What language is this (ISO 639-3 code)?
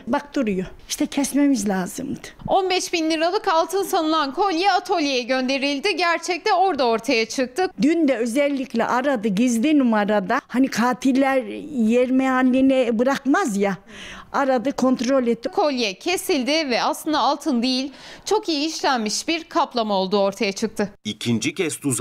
tur